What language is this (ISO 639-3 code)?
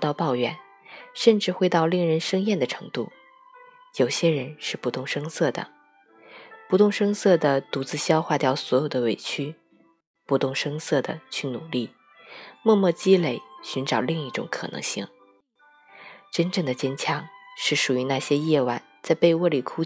zho